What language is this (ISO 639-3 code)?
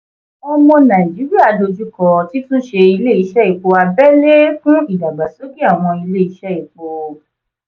yor